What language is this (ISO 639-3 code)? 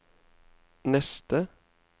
nor